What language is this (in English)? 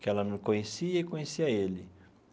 Portuguese